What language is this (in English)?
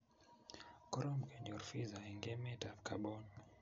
Kalenjin